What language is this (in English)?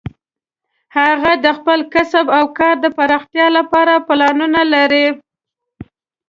Pashto